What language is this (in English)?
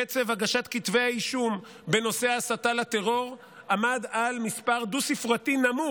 Hebrew